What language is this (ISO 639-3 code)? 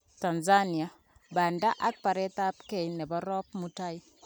kln